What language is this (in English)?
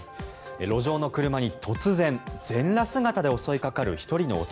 Japanese